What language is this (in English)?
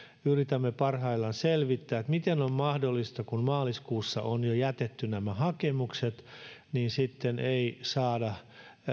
Finnish